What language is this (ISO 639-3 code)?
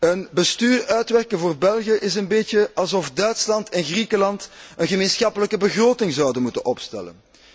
nld